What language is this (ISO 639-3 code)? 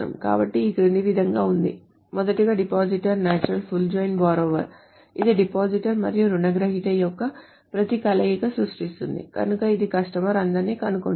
tel